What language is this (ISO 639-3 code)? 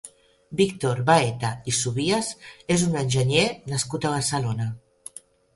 cat